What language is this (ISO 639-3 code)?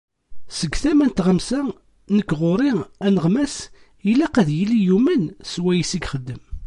kab